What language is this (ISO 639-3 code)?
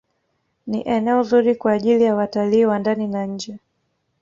swa